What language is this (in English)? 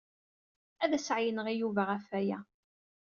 Kabyle